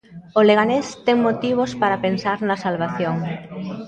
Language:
Galician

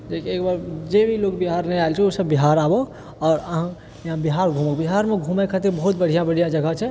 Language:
Maithili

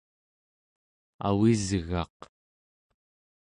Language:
Central Yupik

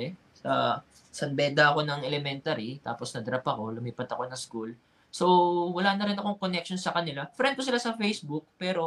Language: Filipino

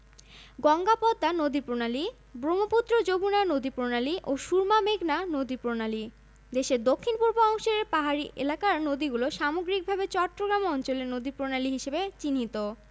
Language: Bangla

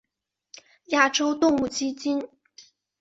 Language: Chinese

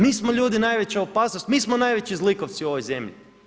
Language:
Croatian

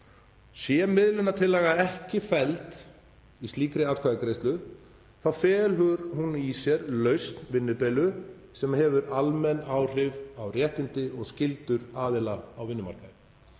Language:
Icelandic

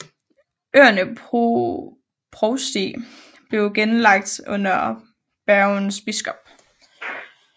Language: Danish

